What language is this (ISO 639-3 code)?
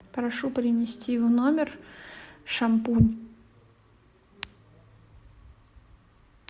rus